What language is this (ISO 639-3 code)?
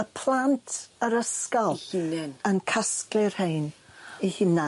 cym